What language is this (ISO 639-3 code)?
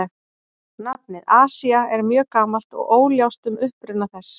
isl